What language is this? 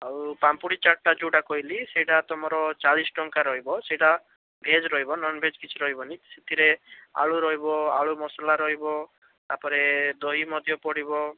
Odia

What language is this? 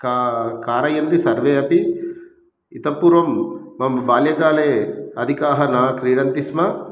Sanskrit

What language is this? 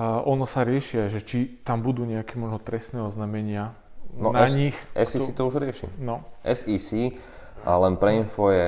Slovak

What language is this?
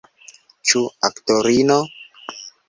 Esperanto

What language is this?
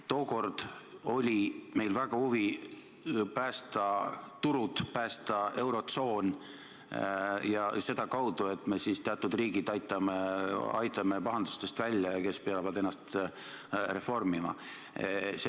Estonian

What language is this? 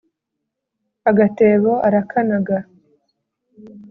Kinyarwanda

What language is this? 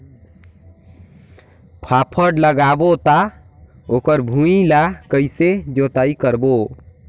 Chhattisgarhi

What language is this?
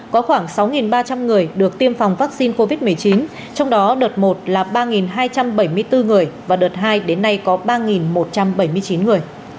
Vietnamese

